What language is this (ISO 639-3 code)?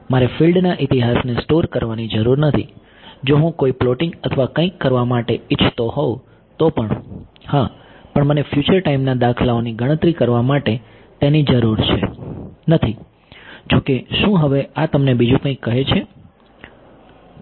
guj